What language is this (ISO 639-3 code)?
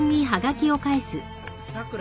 jpn